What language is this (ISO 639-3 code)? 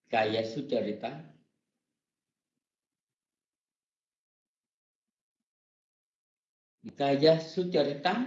vie